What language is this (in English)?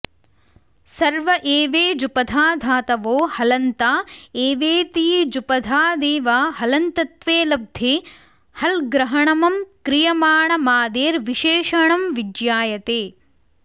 Sanskrit